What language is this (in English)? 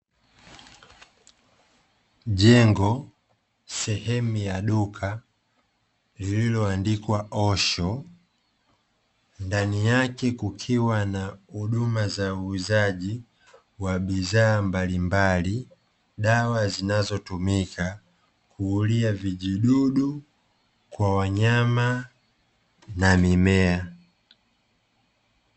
Swahili